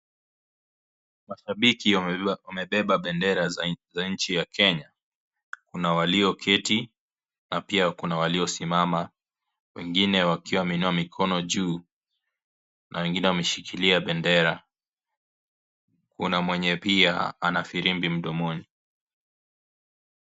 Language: Swahili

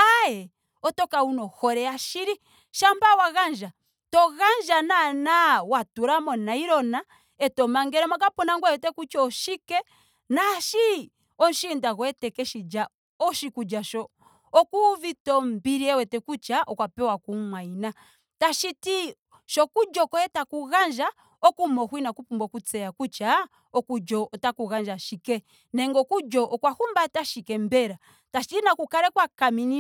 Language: Ndonga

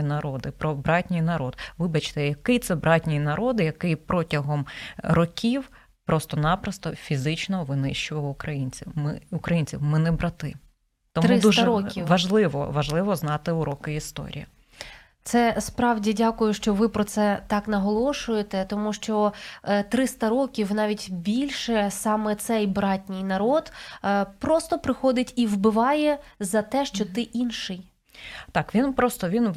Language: Ukrainian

